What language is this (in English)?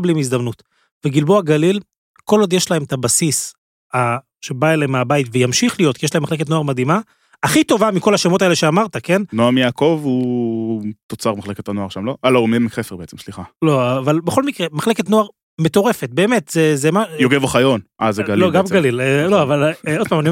Hebrew